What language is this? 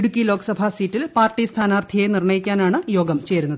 Malayalam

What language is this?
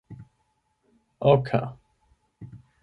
Esperanto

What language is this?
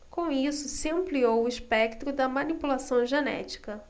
Portuguese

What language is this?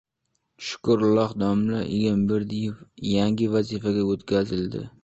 Uzbek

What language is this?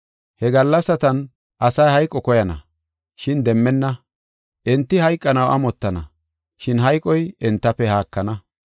Gofa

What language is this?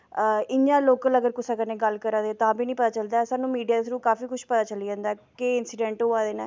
Dogri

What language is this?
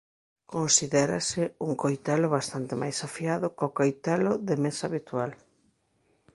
Galician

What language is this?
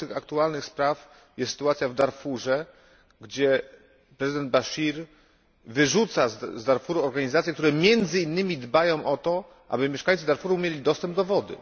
Polish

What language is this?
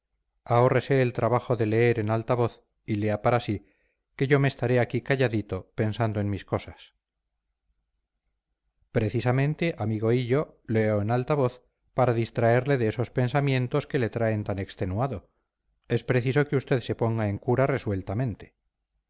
Spanish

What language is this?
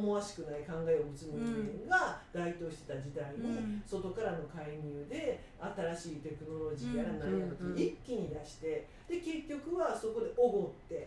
Japanese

